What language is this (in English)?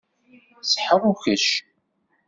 Kabyle